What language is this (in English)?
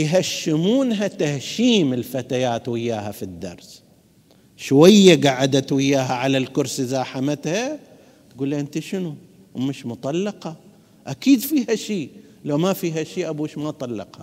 Arabic